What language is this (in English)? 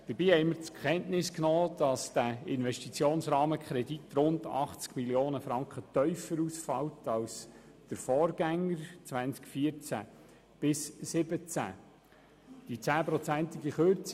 Swiss German